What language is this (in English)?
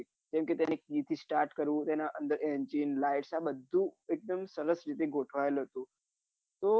Gujarati